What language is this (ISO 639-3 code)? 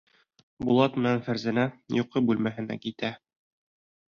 bak